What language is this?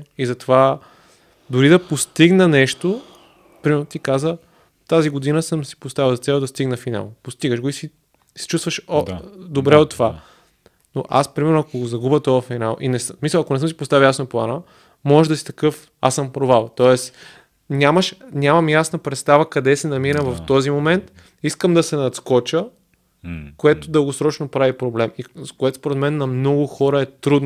Bulgarian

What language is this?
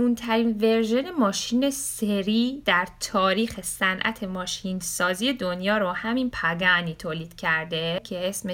Persian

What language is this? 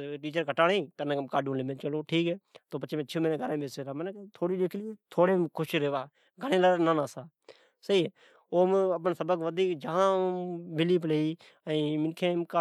Od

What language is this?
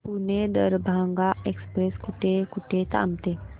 Marathi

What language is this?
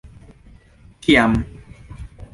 Esperanto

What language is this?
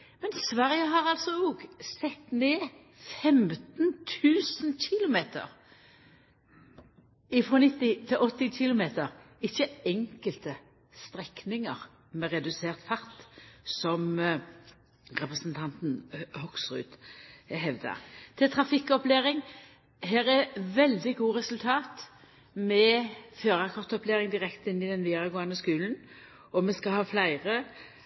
Norwegian Nynorsk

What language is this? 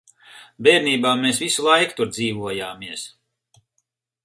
Latvian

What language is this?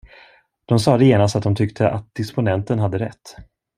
Swedish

